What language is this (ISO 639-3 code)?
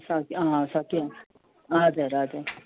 nep